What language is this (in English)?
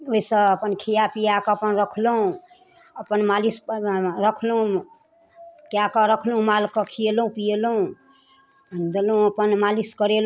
Maithili